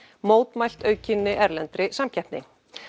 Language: Icelandic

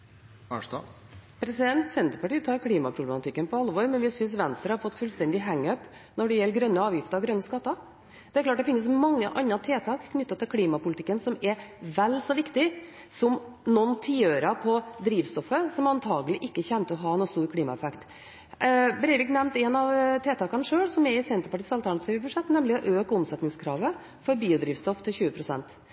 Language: Norwegian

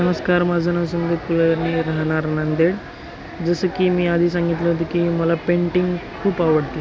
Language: Marathi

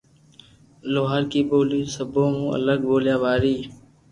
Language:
Loarki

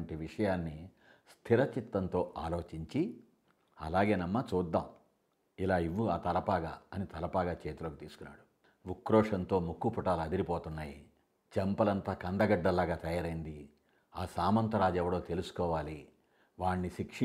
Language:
Telugu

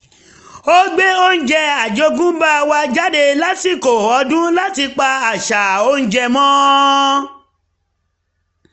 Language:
Yoruba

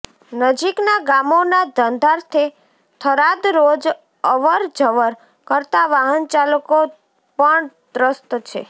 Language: Gujarati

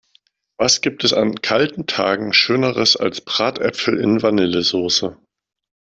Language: German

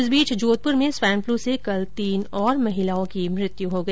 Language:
Hindi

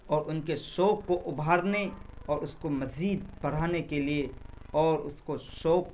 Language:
Urdu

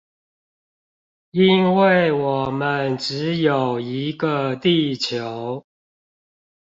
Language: Chinese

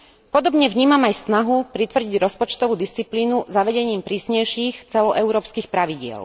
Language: Slovak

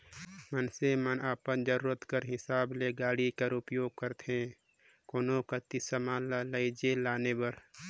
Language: Chhattisgarhi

